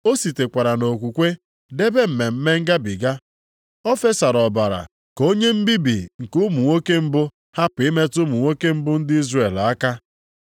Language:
Igbo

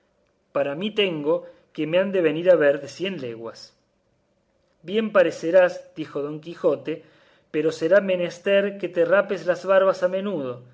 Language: Spanish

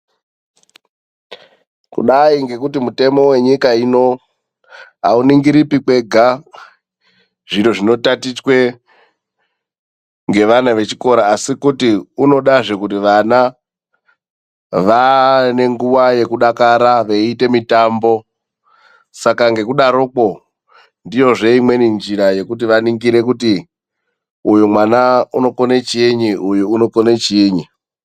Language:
Ndau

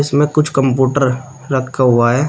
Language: Hindi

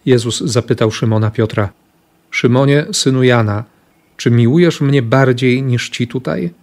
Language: Polish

